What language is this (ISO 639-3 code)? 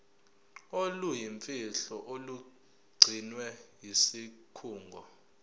zul